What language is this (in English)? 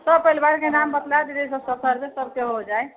Maithili